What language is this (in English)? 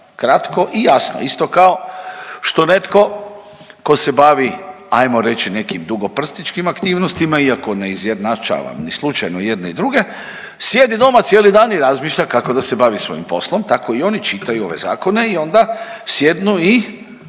Croatian